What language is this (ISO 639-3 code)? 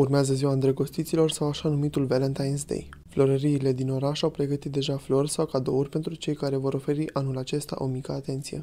ron